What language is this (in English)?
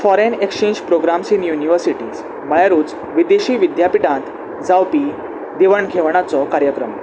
Konkani